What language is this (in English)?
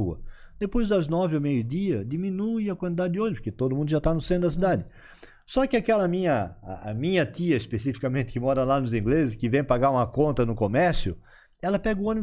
Portuguese